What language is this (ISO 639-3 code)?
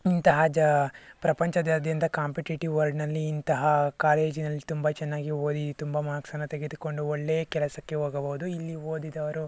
kan